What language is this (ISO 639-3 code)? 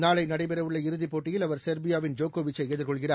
tam